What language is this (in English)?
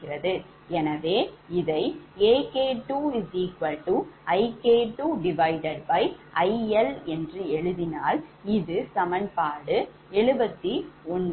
Tamil